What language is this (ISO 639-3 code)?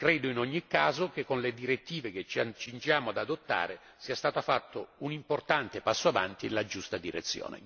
ita